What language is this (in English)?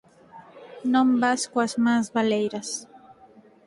Galician